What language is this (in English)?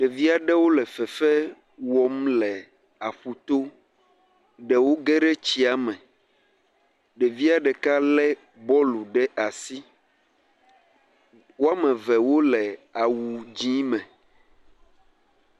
Ewe